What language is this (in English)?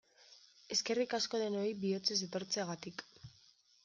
Basque